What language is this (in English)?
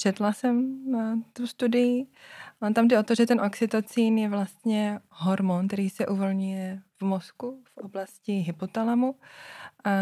Czech